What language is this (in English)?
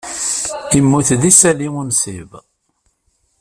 Kabyle